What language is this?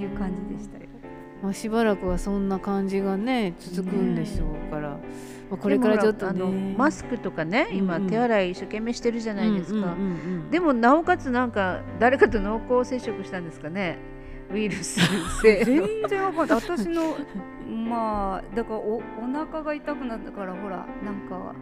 Japanese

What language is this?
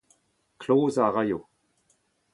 Breton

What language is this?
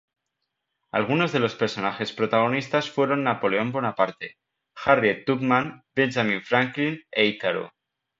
Spanish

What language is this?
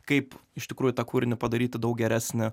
Lithuanian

